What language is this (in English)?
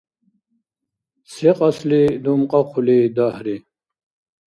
Dargwa